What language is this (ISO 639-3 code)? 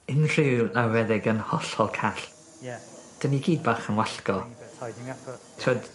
cym